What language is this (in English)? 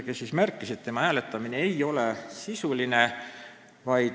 Estonian